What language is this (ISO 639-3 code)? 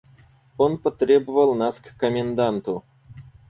rus